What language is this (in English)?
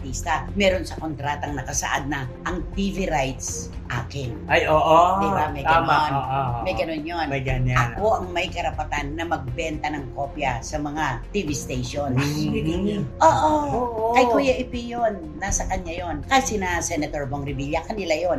Filipino